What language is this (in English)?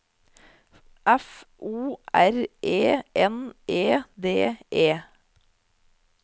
Norwegian